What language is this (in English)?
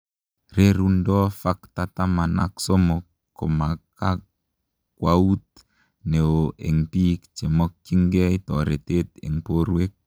Kalenjin